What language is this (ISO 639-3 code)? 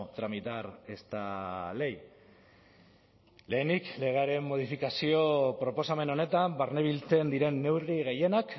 eus